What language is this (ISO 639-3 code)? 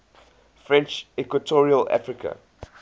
eng